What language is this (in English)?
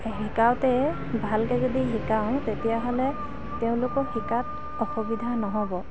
Assamese